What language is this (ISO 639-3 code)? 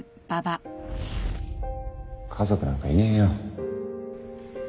jpn